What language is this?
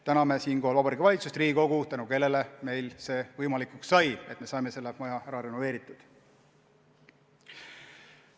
Estonian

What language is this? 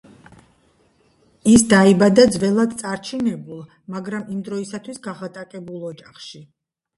Georgian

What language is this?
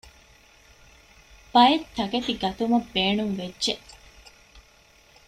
Divehi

